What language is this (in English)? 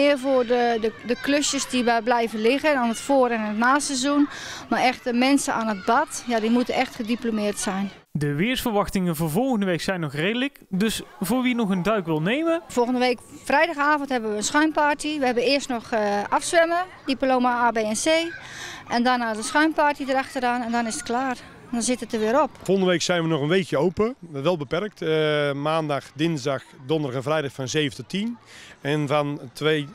Dutch